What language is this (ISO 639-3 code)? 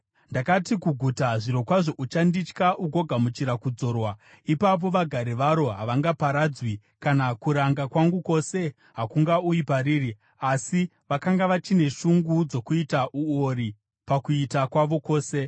sna